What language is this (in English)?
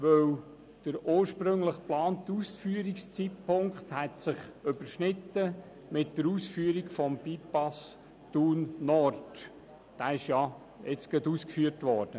Swiss German